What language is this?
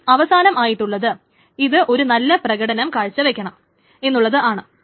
Malayalam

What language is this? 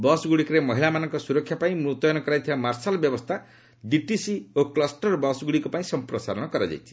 Odia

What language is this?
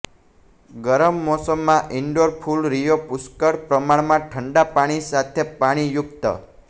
Gujarati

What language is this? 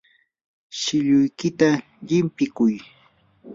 Yanahuanca Pasco Quechua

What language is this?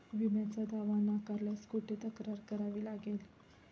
Marathi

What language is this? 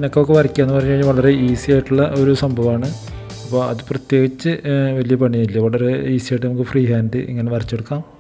Malayalam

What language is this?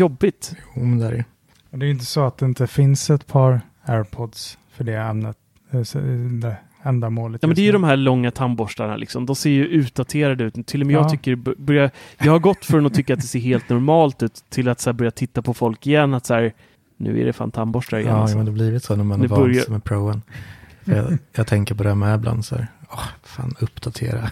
Swedish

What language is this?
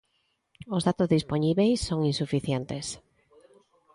Galician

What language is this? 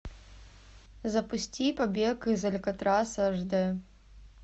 Russian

